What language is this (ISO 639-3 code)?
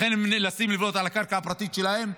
heb